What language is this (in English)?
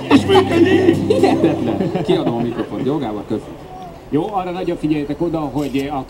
Hungarian